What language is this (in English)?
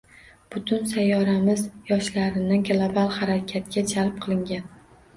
Uzbek